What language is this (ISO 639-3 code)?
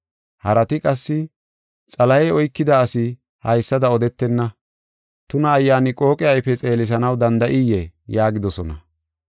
gof